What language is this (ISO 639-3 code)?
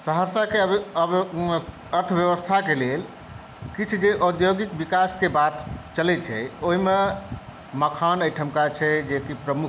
mai